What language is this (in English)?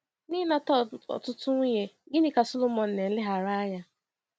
Igbo